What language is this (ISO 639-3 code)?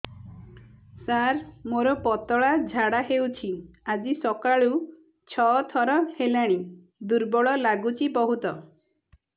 ori